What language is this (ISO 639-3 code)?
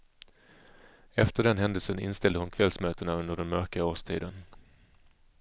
swe